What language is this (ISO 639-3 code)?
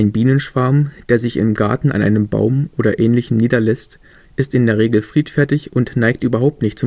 deu